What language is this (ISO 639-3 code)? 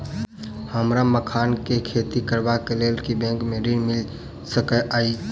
mai